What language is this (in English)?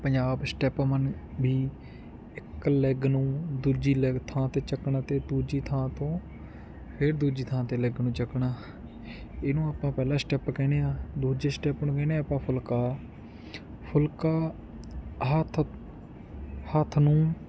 Punjabi